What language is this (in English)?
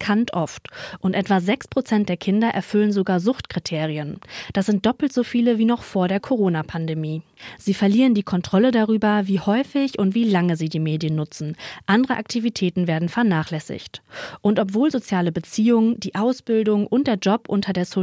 German